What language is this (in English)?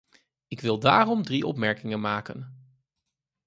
Dutch